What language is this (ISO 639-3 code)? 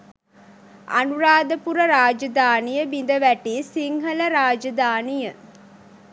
sin